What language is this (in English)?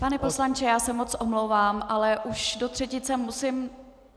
Czech